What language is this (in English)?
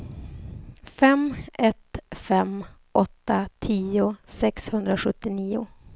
Swedish